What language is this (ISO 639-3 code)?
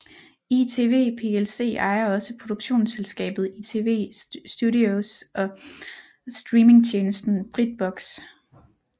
dan